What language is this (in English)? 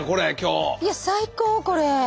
Japanese